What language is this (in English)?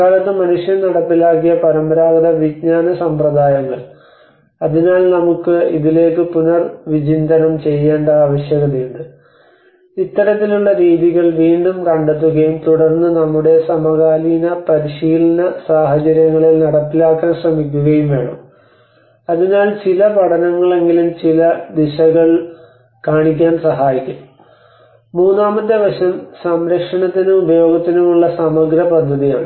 Malayalam